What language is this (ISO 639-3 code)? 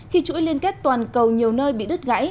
vie